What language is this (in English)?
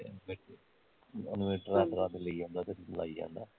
Punjabi